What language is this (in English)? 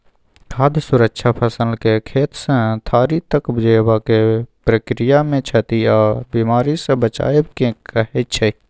Maithili